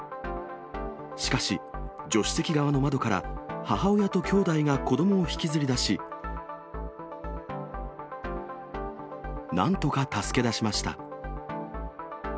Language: Japanese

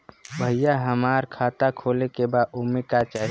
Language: Bhojpuri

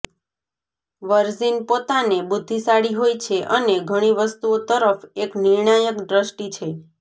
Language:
Gujarati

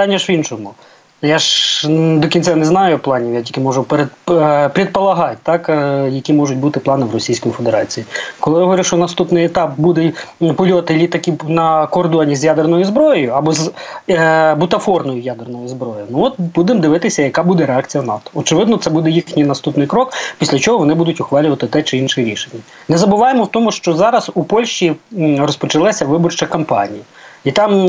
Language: Ukrainian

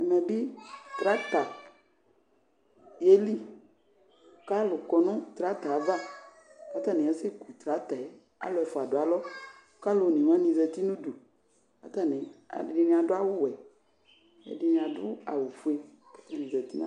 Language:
Ikposo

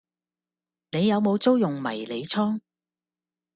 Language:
Cantonese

